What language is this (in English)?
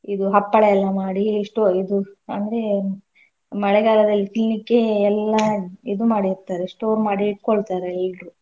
Kannada